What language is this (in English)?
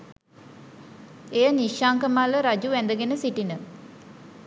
Sinhala